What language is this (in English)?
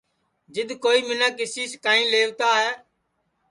Sansi